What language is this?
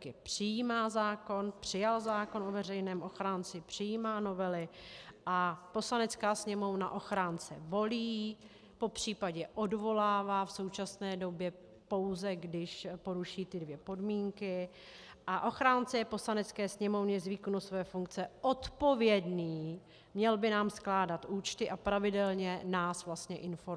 Czech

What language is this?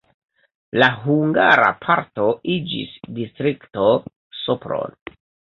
Esperanto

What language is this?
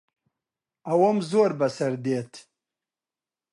Central Kurdish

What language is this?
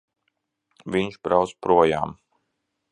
Latvian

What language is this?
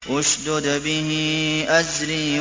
Arabic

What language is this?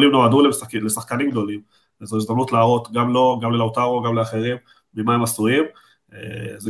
Hebrew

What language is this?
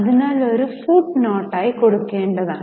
Malayalam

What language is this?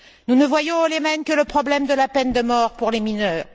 French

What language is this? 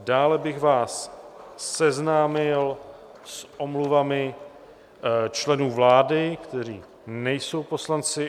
Czech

